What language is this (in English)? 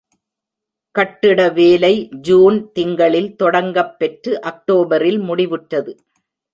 Tamil